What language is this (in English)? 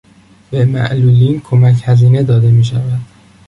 Persian